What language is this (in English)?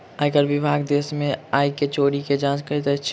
Maithili